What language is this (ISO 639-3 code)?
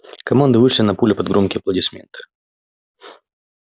rus